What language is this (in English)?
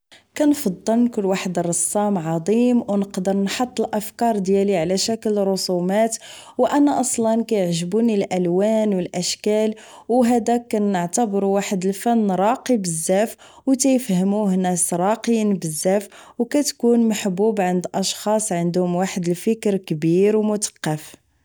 Moroccan Arabic